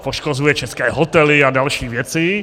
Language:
Czech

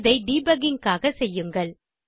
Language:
Tamil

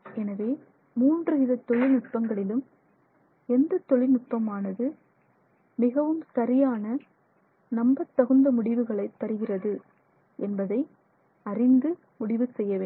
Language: Tamil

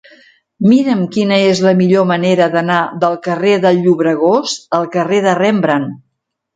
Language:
Catalan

